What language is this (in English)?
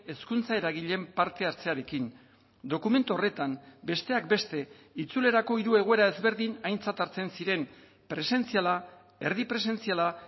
Basque